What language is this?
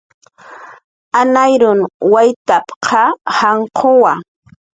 Jaqaru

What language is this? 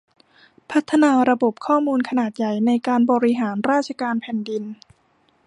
Thai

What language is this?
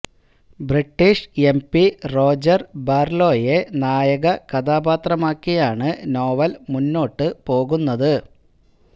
Malayalam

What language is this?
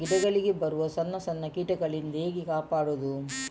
Kannada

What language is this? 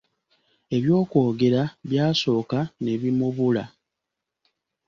Ganda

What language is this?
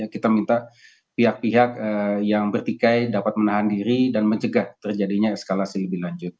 Indonesian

